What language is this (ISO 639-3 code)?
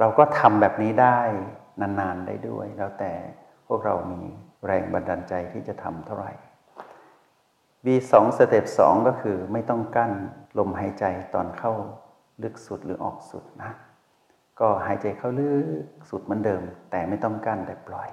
tha